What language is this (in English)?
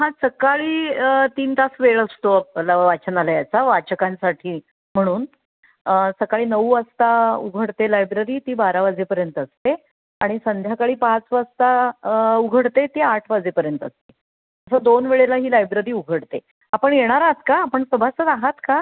Marathi